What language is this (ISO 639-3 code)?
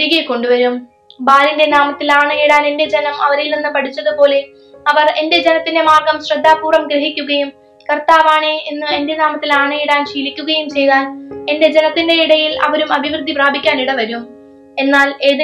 mal